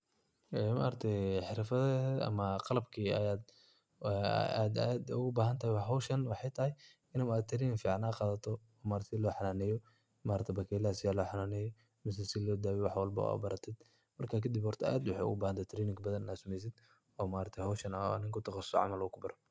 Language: Somali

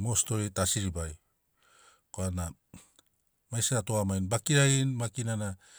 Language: Sinaugoro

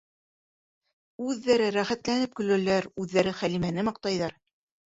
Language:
Bashkir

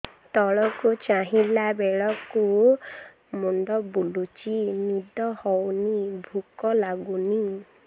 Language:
Odia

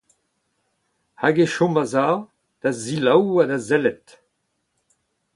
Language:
Breton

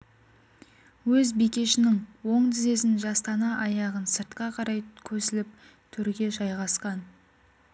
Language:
Kazakh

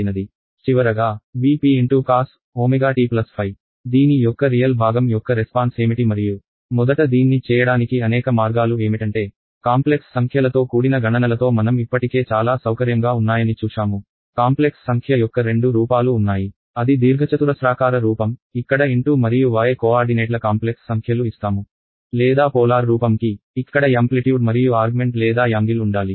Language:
Telugu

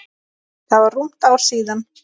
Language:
Icelandic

